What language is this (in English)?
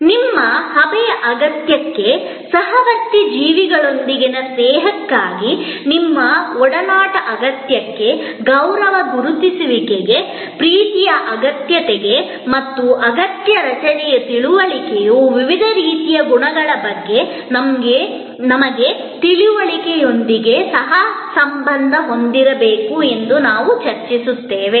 Kannada